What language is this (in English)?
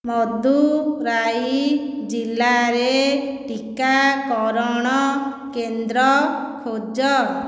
Odia